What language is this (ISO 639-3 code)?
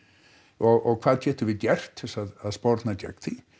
isl